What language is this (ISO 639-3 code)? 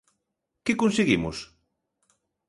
glg